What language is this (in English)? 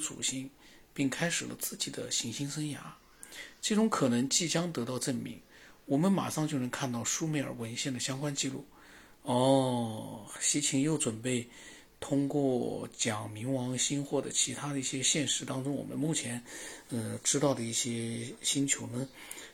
Chinese